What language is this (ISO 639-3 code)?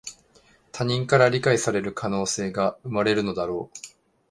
jpn